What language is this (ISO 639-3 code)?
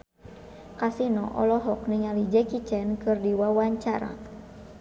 sun